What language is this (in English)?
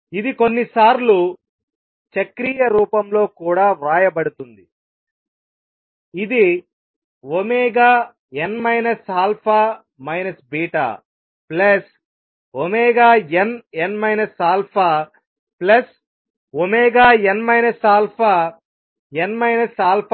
Telugu